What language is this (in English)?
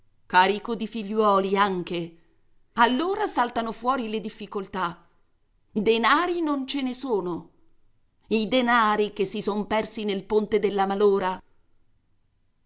Italian